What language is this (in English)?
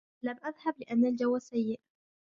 Arabic